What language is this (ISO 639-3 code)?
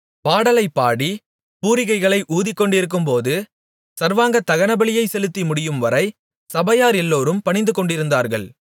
tam